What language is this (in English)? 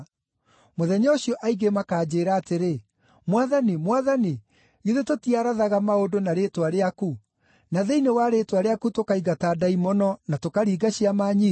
Kikuyu